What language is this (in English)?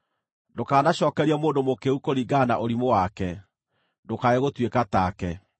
Kikuyu